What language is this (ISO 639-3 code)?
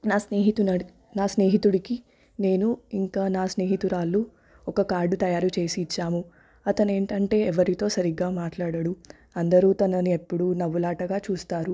tel